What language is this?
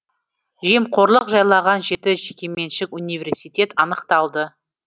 Kazakh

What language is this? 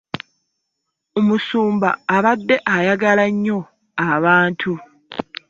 Ganda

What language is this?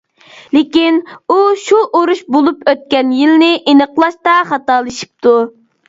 Uyghur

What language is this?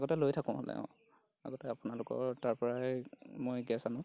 Assamese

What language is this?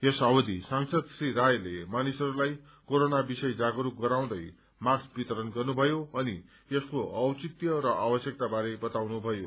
Nepali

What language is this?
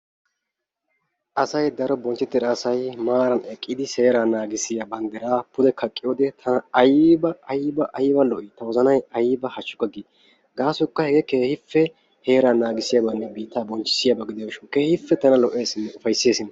Wolaytta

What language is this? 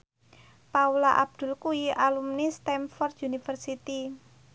Javanese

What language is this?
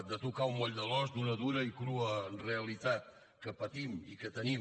Catalan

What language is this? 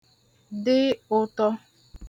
Igbo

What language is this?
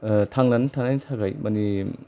Bodo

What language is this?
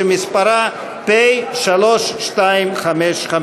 Hebrew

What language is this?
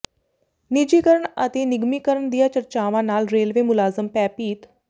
Punjabi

